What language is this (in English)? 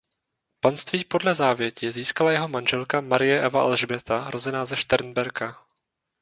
Czech